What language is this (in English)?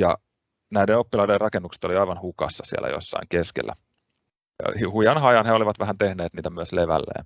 Finnish